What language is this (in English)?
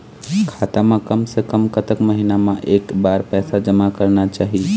Chhattisgarhi